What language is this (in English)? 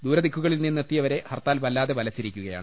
Malayalam